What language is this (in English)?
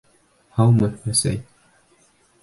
Bashkir